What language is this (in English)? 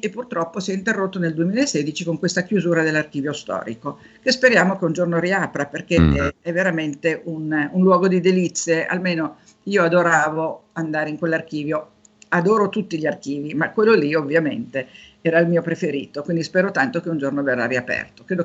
Italian